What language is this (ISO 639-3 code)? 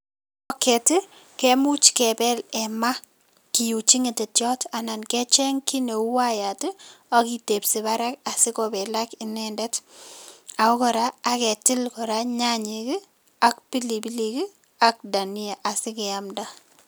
kln